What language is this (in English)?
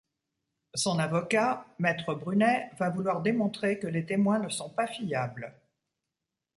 French